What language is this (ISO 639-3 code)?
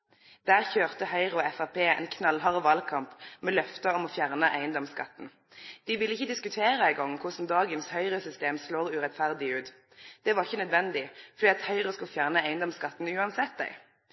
nno